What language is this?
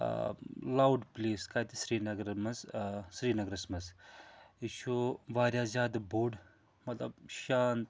Kashmiri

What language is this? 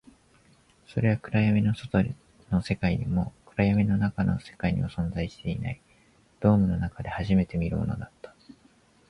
Japanese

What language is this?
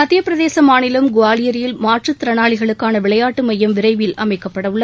Tamil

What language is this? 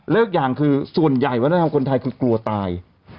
Thai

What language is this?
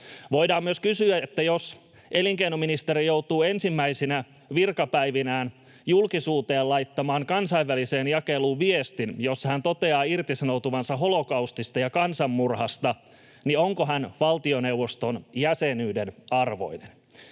Finnish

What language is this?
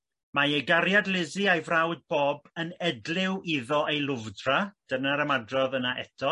Welsh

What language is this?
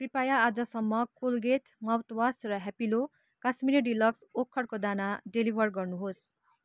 Nepali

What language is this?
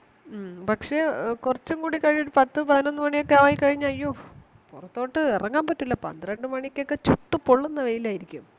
Malayalam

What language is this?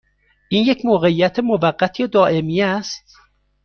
Persian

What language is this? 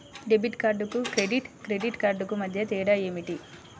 Telugu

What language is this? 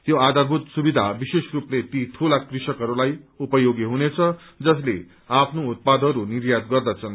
Nepali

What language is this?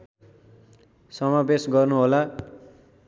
Nepali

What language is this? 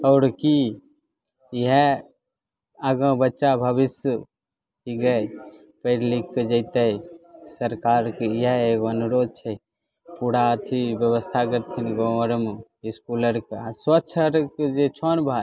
Maithili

